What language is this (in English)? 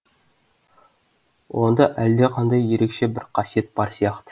Kazakh